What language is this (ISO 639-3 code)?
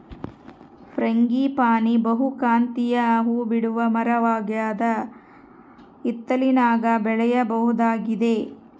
kan